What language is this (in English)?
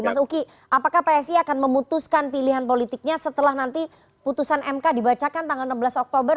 Indonesian